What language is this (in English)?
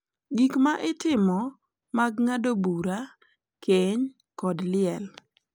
Luo (Kenya and Tanzania)